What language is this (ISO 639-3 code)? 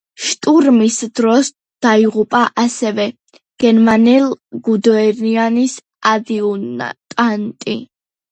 kat